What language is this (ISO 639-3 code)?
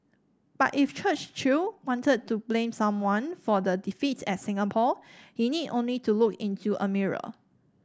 eng